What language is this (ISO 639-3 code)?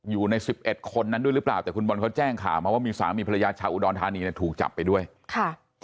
tha